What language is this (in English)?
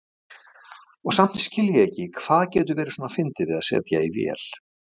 Icelandic